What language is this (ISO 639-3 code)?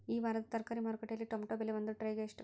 kan